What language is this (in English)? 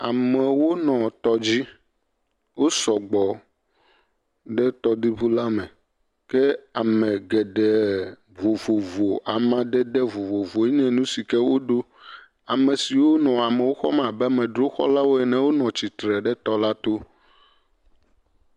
Ewe